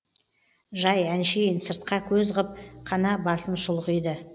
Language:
Kazakh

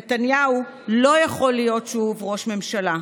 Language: Hebrew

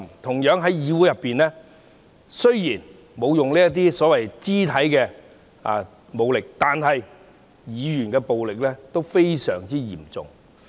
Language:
Cantonese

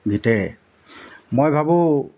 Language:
Assamese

